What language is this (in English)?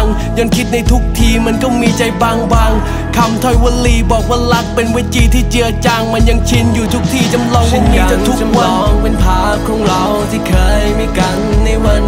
Thai